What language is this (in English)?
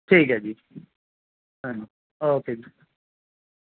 Punjabi